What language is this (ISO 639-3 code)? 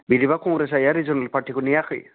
brx